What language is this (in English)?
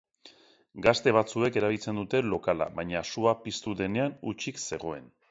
Basque